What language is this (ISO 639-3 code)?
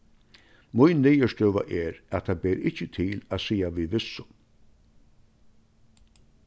fao